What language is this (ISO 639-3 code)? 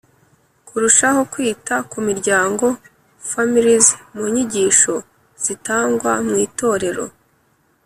kin